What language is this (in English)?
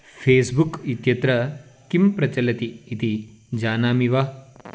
Sanskrit